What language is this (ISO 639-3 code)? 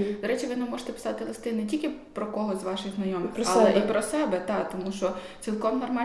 ukr